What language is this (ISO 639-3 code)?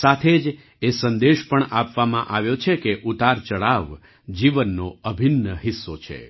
guj